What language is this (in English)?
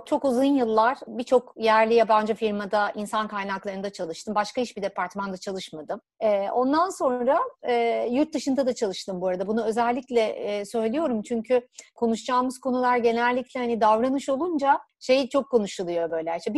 Turkish